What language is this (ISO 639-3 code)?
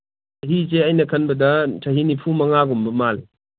mni